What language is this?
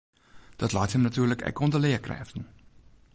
Western Frisian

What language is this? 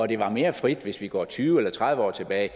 Danish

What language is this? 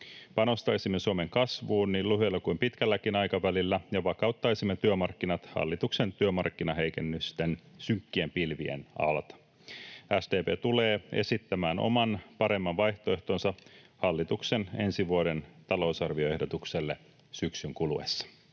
Finnish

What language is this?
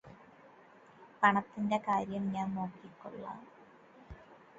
Malayalam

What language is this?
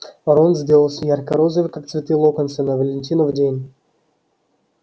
Russian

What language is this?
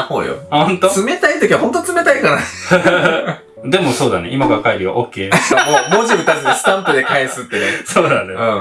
Japanese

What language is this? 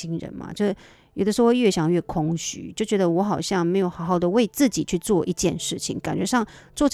Chinese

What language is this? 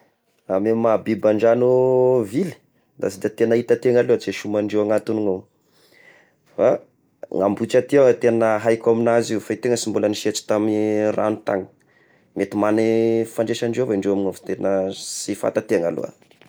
Tesaka Malagasy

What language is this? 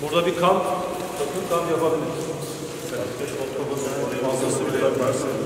Turkish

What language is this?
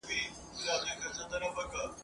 Pashto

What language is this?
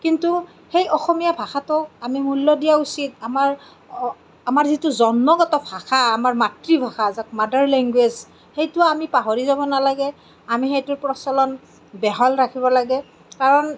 Assamese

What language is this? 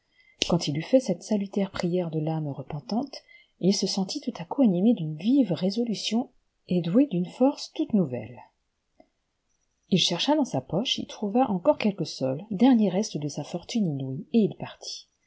French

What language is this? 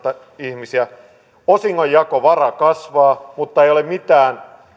Finnish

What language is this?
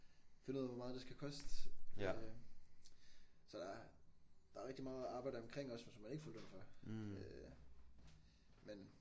Danish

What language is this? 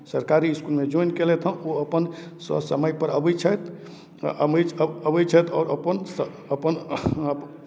Maithili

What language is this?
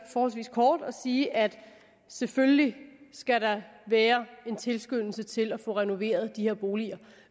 Danish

